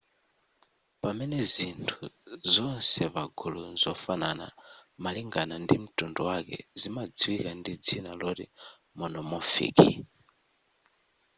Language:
Nyanja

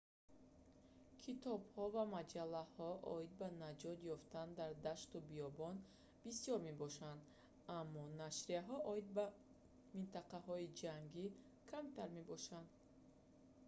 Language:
Tajik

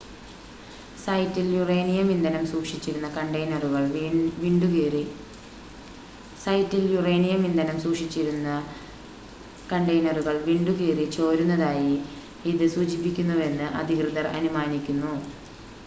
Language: Malayalam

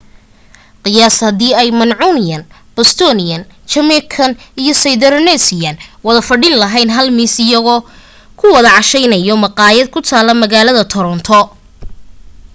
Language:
Somali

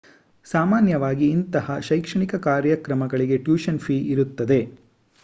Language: Kannada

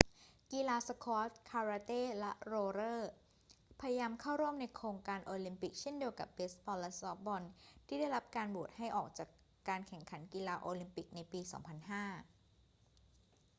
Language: Thai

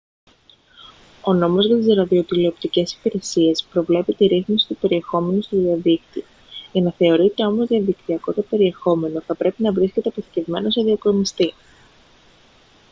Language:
Greek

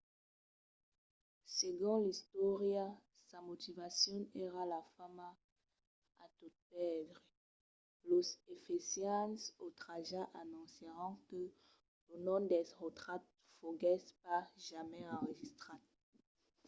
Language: Occitan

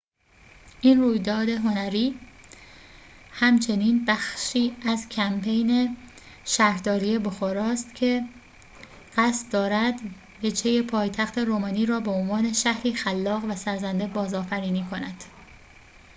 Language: Persian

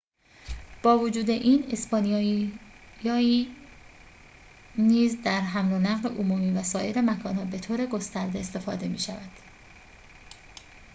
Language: Persian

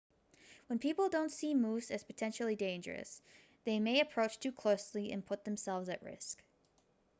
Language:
English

